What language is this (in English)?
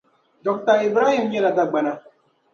Dagbani